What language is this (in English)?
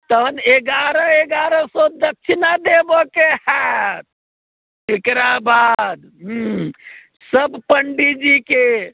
Maithili